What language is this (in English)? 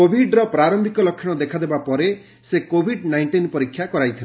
Odia